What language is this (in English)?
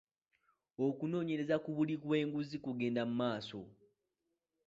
Ganda